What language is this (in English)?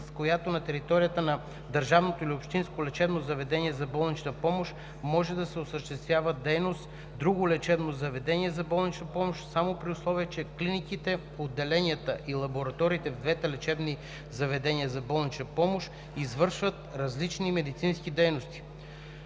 Bulgarian